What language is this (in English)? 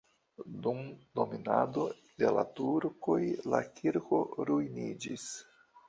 Esperanto